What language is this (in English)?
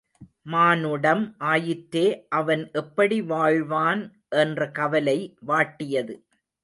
Tamil